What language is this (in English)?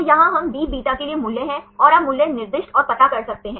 Hindi